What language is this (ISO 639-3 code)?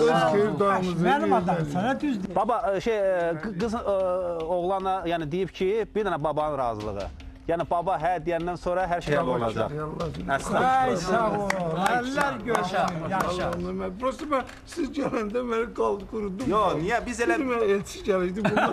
tur